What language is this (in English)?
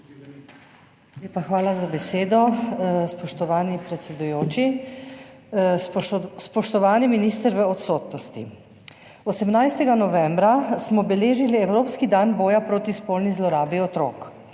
Slovenian